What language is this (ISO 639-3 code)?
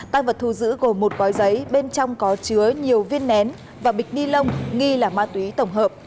vie